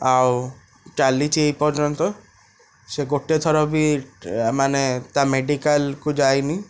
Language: Odia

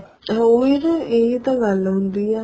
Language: Punjabi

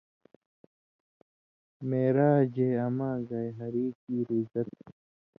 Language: Indus Kohistani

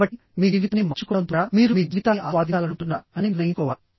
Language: Telugu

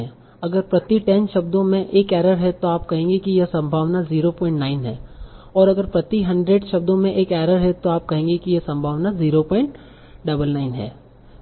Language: Hindi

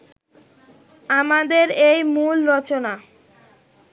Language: Bangla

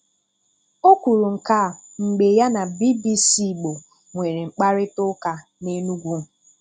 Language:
Igbo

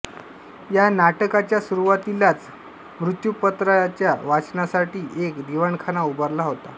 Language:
Marathi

